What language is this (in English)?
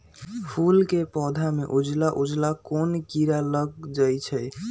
Magahi